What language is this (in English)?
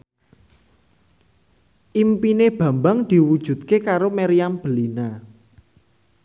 Javanese